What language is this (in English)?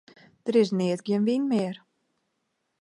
Western Frisian